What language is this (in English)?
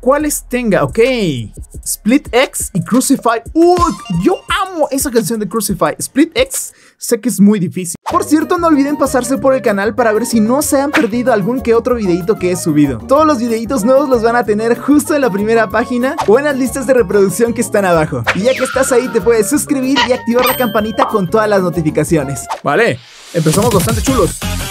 Spanish